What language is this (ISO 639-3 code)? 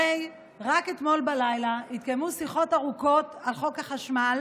heb